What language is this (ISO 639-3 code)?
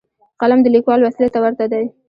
pus